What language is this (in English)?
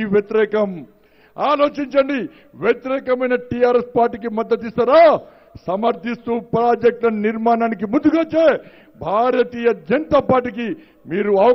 Romanian